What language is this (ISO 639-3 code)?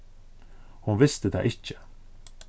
fao